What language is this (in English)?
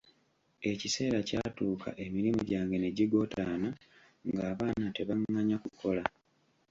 Ganda